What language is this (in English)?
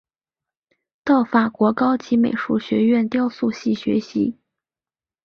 Chinese